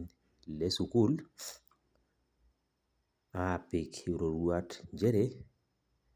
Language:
Masai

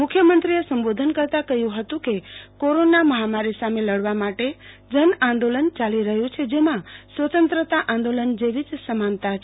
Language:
Gujarati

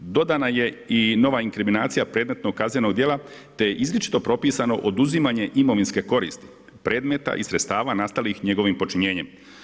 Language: Croatian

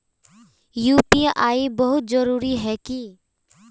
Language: Magahi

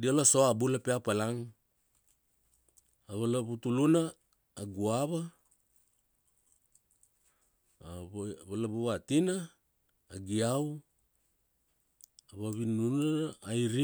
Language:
Kuanua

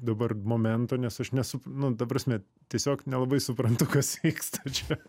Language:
Lithuanian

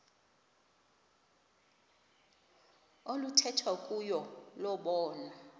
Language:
Xhosa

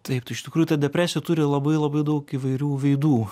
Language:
Lithuanian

